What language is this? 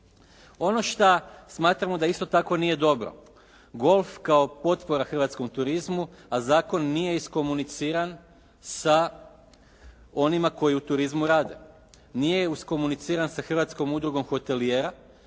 Croatian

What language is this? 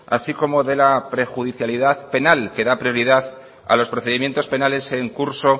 Spanish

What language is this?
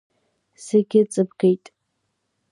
Abkhazian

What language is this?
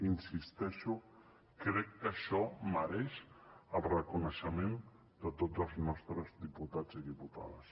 Catalan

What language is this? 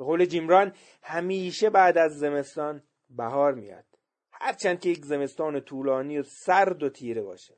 Persian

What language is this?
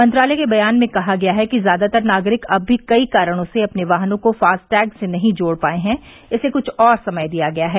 Hindi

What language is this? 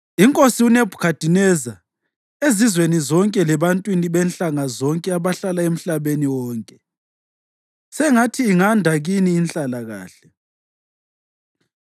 North Ndebele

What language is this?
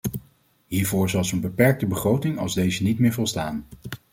Dutch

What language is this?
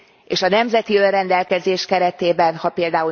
Hungarian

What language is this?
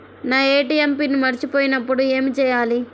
Telugu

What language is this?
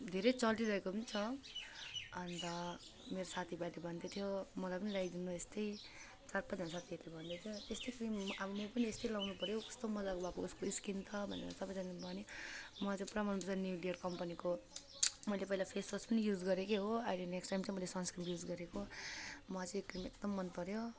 Nepali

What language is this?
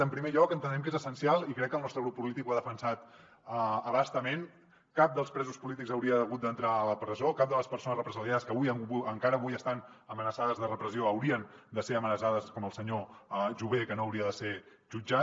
Catalan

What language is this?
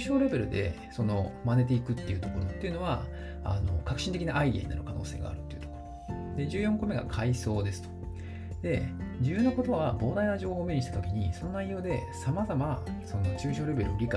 Japanese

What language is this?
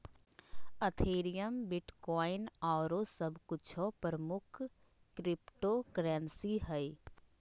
Magahi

